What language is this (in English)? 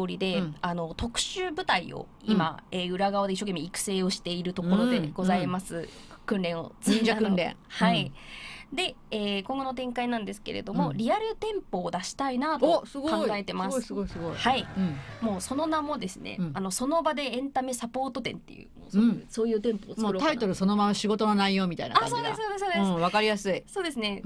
Japanese